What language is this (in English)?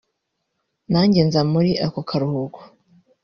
Kinyarwanda